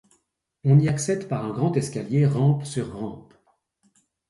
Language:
French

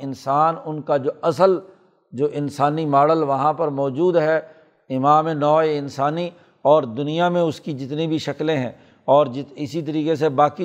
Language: Urdu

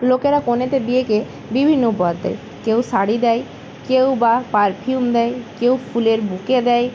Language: Bangla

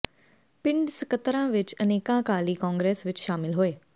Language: Punjabi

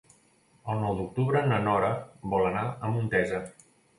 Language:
Catalan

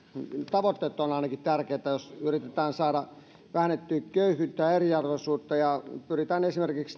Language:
Finnish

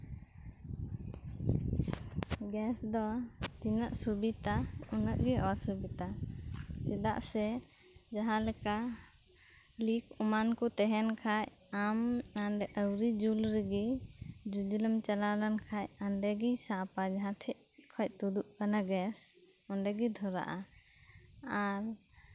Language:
Santali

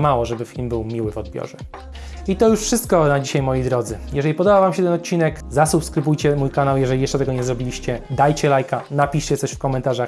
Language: Polish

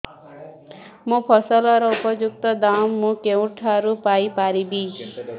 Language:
Odia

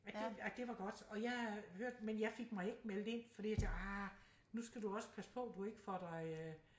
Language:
Danish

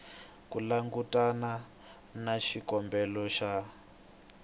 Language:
Tsonga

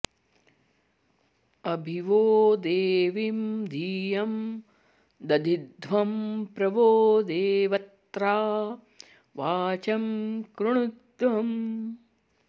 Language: Sanskrit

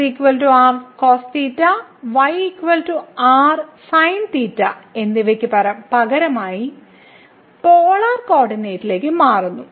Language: Malayalam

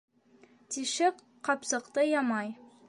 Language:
Bashkir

